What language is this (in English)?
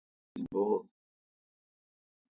Kalkoti